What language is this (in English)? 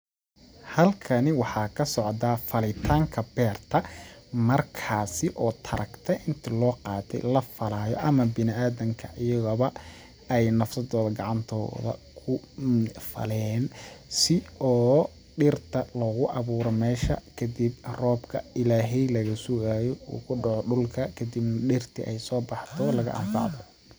Somali